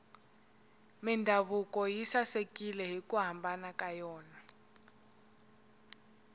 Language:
Tsonga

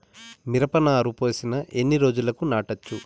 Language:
Telugu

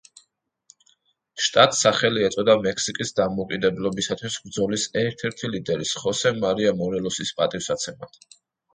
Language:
Georgian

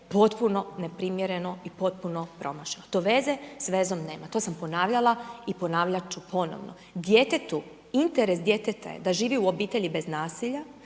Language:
Croatian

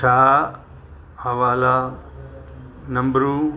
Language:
Sindhi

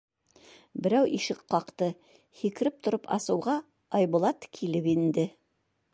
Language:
Bashkir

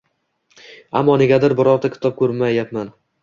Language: Uzbek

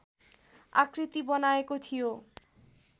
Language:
Nepali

